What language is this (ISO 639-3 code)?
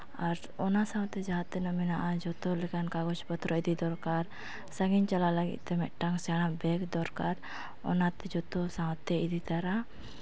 sat